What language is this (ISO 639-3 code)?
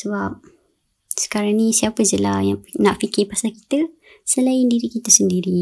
msa